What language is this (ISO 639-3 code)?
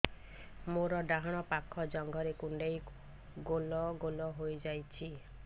ori